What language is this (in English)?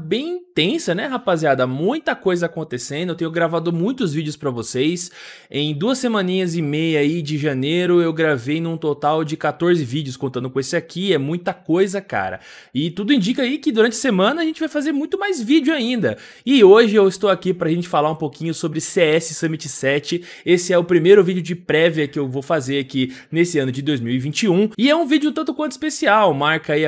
Portuguese